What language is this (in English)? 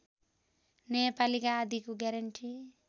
Nepali